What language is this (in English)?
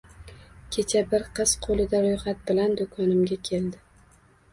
Uzbek